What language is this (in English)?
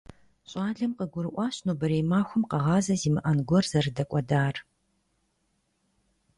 Kabardian